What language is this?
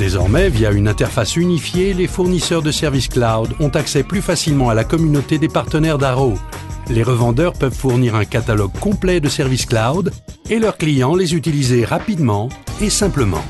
French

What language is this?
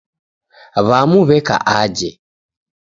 Taita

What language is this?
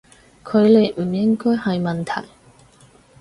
Cantonese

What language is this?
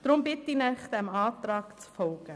Swiss German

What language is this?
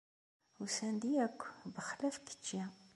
Kabyle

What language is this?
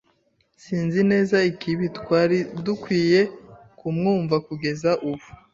Kinyarwanda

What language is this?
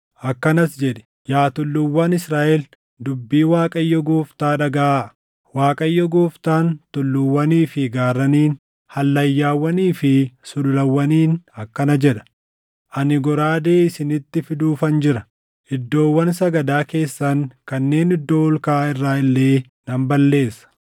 Oromo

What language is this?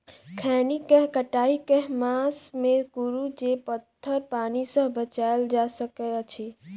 Maithili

